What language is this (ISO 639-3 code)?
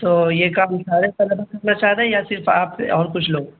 urd